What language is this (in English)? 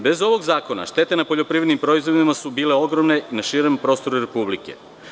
Serbian